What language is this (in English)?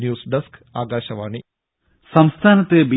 Malayalam